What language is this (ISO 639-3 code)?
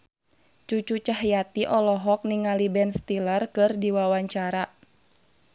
sun